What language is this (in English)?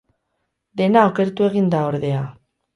Basque